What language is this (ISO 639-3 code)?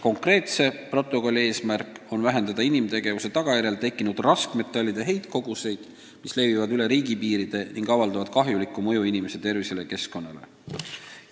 est